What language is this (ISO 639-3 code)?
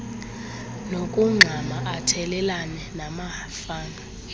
xho